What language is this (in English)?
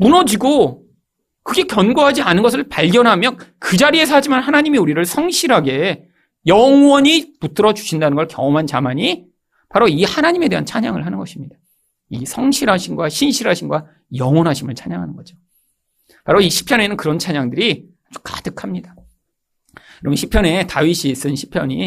Korean